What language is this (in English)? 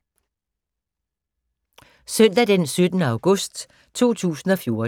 Danish